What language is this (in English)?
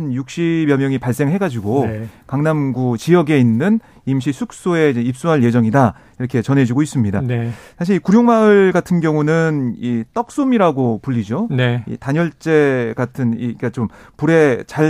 Korean